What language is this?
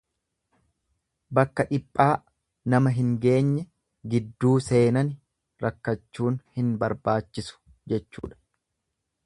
Oromo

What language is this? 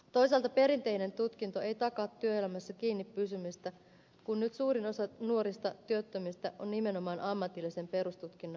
Finnish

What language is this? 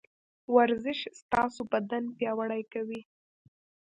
Pashto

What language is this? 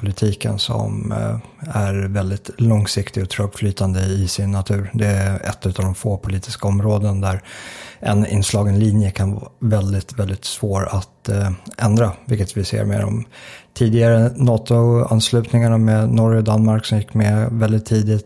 Swedish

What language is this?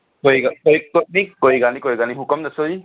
Punjabi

